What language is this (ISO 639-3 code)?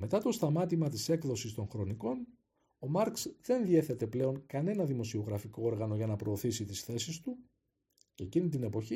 ell